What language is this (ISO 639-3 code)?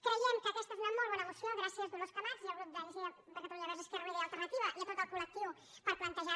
cat